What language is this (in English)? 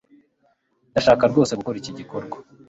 Kinyarwanda